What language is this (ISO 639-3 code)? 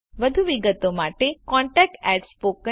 guj